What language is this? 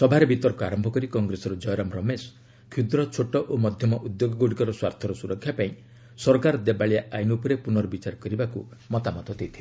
Odia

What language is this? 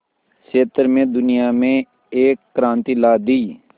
Hindi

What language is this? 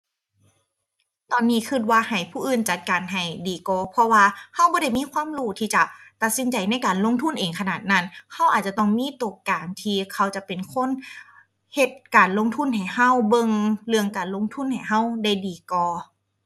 Thai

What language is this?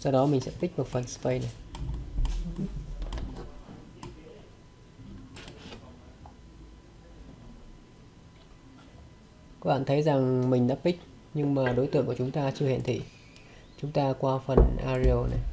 Vietnamese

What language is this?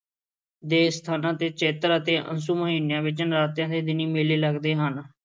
Punjabi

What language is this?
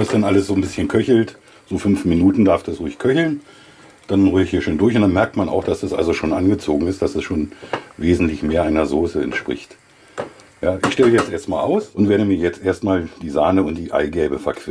German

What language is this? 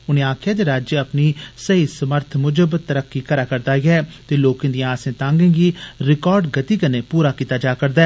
Dogri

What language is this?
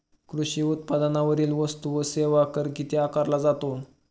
Marathi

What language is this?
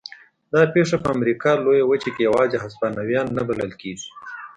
Pashto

